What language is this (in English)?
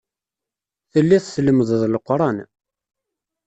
Kabyle